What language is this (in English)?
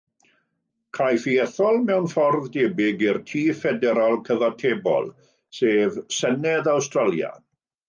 Welsh